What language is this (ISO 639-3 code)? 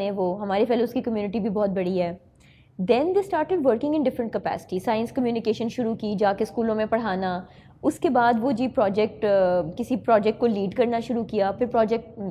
urd